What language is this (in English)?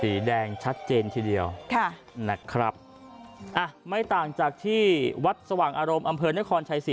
Thai